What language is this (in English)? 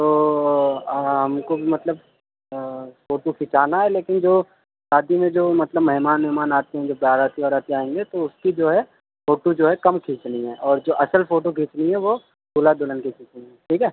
Urdu